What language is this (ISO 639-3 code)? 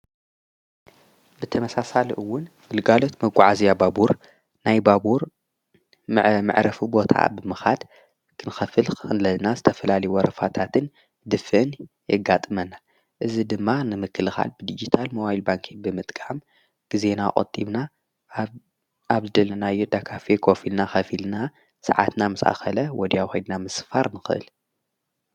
tir